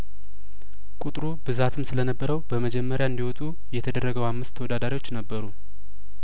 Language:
Amharic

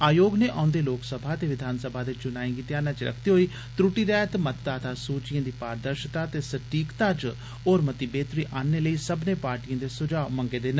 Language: Dogri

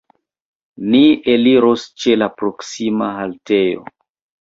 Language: Esperanto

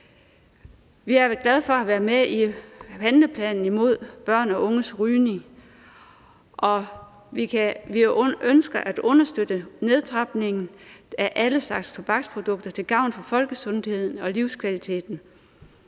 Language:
Danish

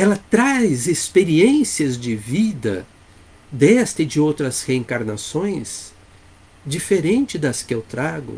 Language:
Portuguese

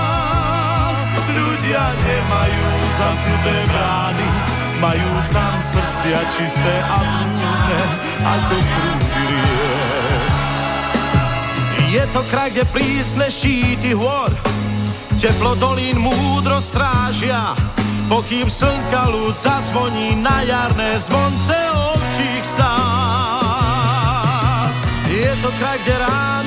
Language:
Slovak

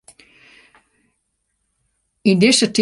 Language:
Western Frisian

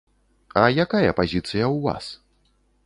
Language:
Belarusian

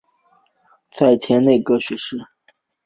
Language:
Chinese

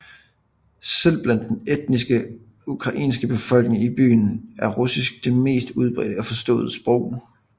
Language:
Danish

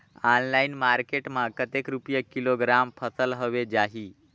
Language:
Chhattisgarhi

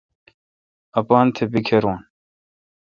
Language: Kalkoti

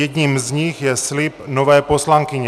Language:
Czech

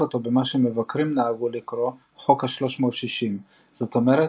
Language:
Hebrew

